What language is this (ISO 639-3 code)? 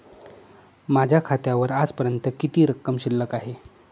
mar